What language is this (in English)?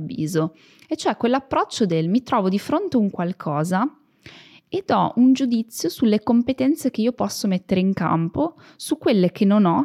Italian